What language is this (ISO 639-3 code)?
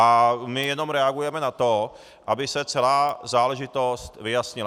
ces